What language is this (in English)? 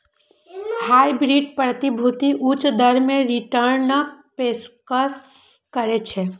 Maithili